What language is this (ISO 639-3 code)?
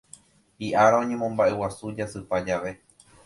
grn